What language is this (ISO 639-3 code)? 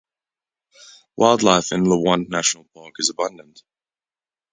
eng